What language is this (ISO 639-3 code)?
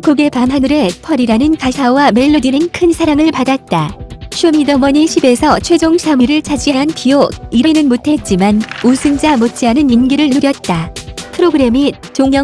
kor